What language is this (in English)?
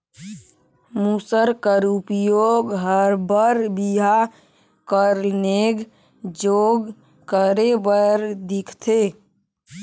Chhattisgarhi